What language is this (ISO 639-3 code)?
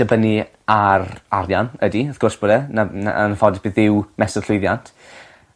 cym